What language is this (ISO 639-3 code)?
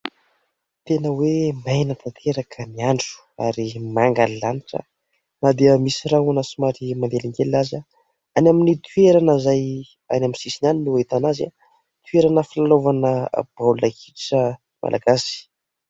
mlg